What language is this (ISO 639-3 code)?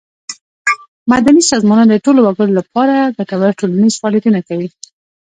pus